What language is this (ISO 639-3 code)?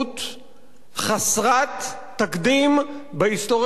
heb